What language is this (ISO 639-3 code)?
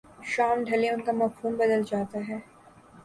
urd